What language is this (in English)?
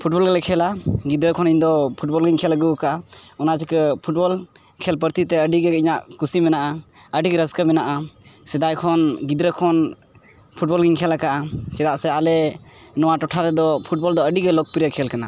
Santali